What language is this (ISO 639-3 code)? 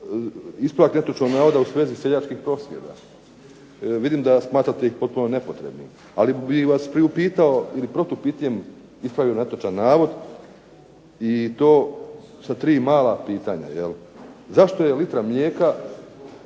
hrv